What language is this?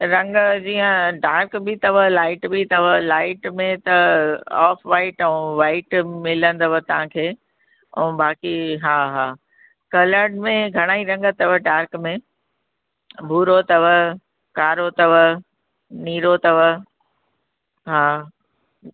Sindhi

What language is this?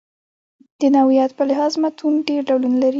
Pashto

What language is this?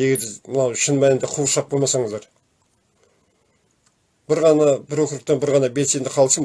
Turkish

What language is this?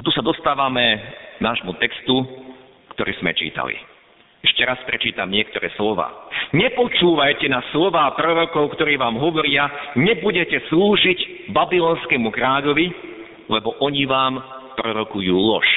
Slovak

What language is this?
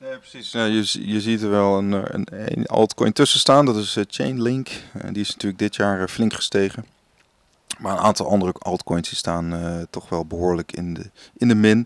Dutch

